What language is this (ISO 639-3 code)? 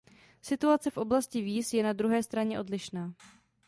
ces